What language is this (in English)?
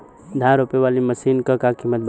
Bhojpuri